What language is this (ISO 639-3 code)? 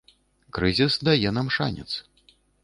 bel